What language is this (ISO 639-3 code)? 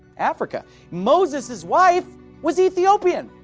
eng